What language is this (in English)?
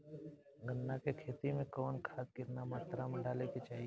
Bhojpuri